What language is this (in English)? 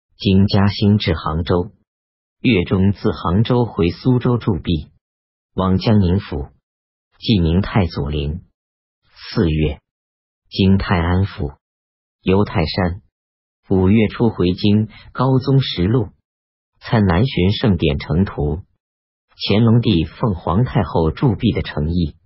Chinese